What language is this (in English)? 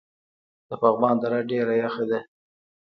Pashto